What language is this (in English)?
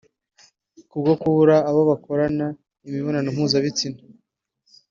Kinyarwanda